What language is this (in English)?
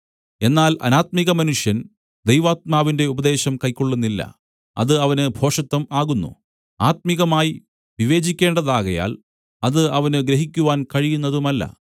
Malayalam